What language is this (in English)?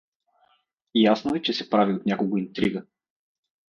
Bulgarian